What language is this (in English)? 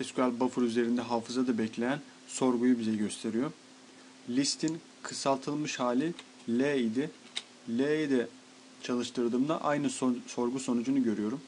Turkish